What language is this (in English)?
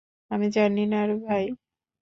Bangla